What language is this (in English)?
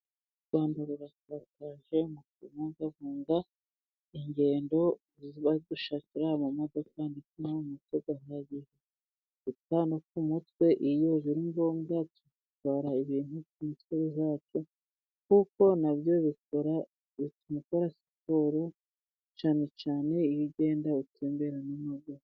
Kinyarwanda